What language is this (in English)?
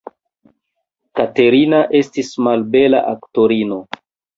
Esperanto